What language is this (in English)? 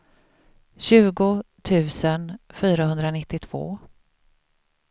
Swedish